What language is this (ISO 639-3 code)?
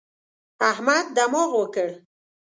pus